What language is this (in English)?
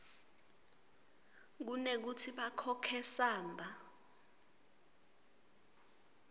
Swati